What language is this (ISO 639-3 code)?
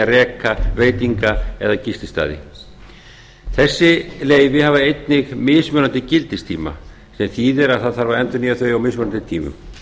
isl